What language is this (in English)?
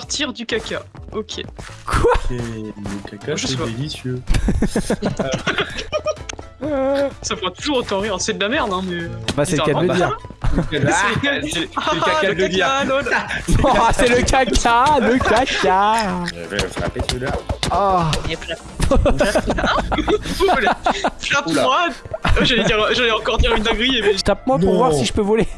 French